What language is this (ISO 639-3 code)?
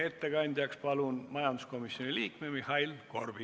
est